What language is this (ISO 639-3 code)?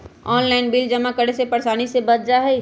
mag